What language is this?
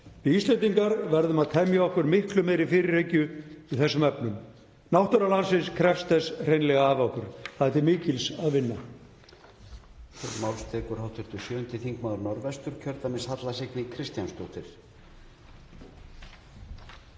Icelandic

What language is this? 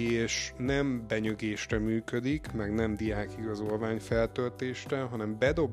Hungarian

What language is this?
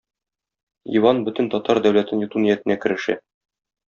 Tatar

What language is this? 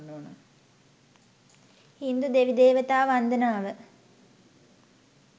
Sinhala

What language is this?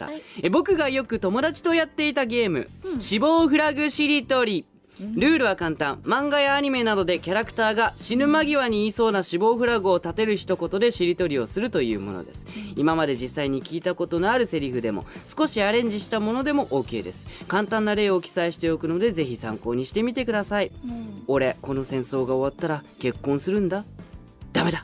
Japanese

